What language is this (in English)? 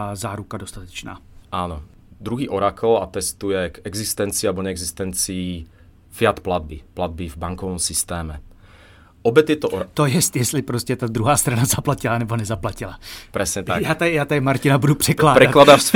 Czech